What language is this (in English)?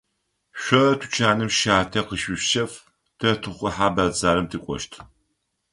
Adyghe